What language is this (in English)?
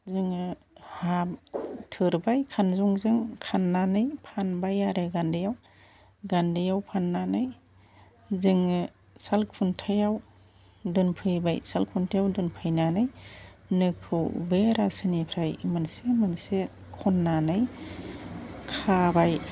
Bodo